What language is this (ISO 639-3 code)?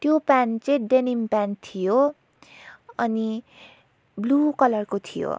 nep